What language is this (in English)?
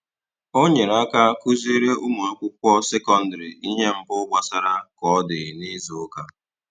Igbo